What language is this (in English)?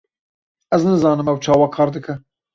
Kurdish